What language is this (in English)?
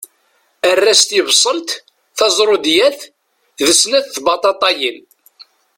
Kabyle